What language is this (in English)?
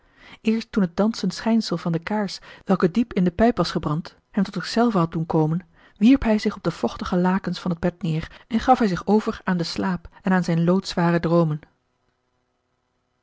Dutch